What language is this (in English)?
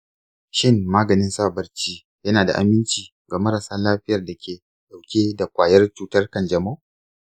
Hausa